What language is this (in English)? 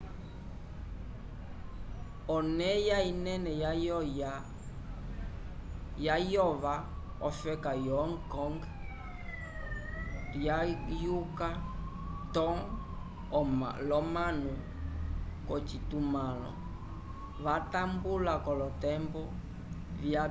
Umbundu